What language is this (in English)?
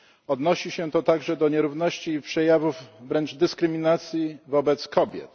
Polish